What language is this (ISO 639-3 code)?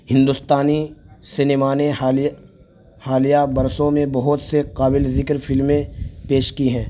urd